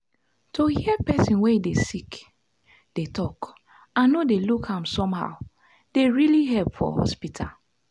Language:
Nigerian Pidgin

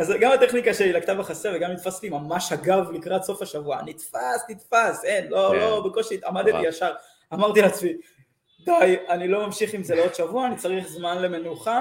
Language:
Hebrew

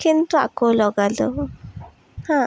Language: Assamese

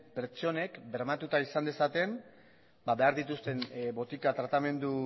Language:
Basque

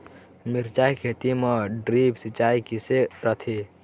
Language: Chhattisgarhi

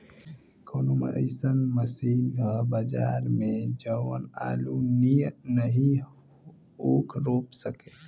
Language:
Bhojpuri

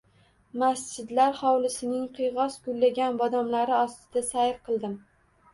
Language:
Uzbek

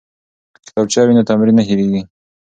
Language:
Pashto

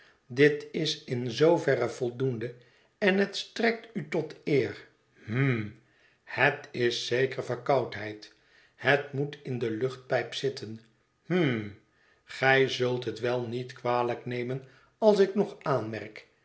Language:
Dutch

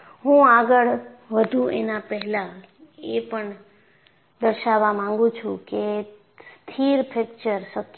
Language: Gujarati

